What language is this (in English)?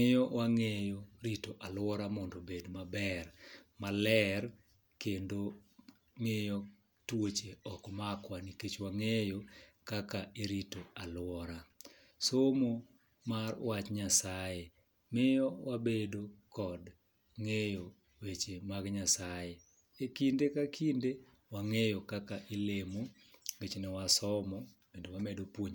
Luo (Kenya and Tanzania)